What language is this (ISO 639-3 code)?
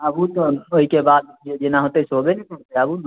mai